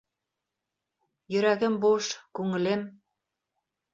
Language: Bashkir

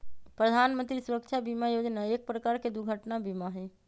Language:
Magahi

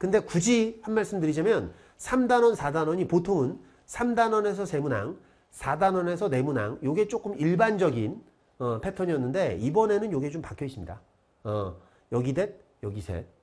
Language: Korean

